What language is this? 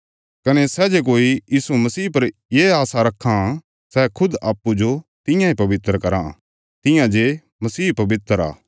Bilaspuri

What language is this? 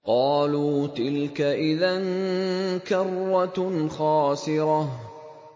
Arabic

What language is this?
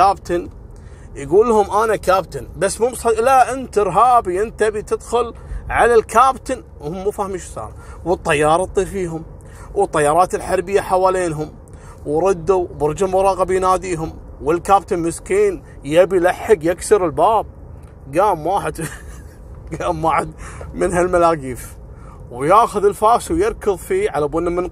Arabic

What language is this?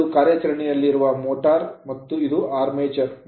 Kannada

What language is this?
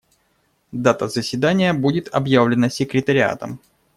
Russian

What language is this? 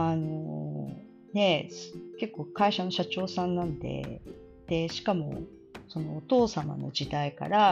Japanese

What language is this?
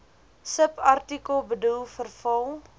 Afrikaans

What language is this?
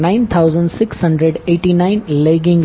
Gujarati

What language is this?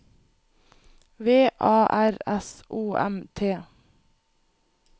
Norwegian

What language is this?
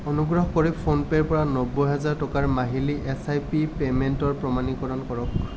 Assamese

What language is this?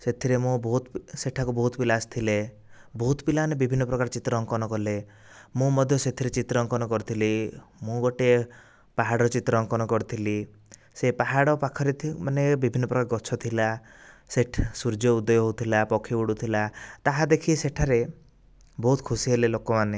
Odia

